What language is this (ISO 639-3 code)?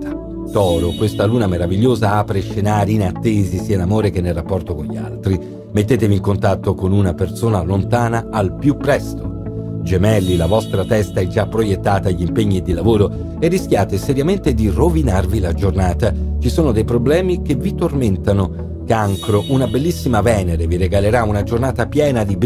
ita